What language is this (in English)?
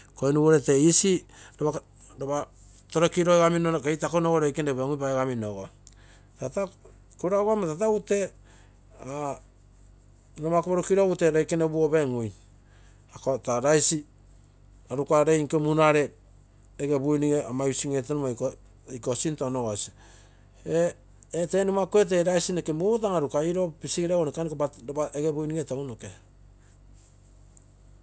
Terei